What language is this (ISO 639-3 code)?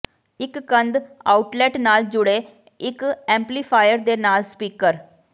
pan